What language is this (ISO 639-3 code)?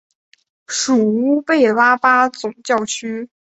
zho